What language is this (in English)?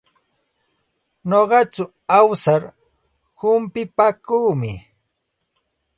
Santa Ana de Tusi Pasco Quechua